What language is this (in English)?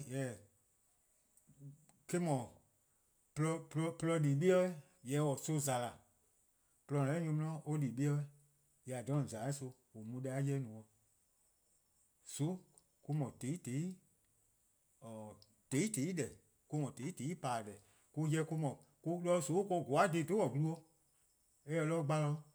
Eastern Krahn